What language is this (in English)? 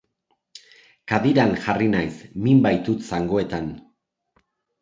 Basque